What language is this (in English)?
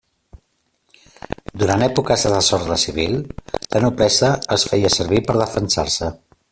Catalan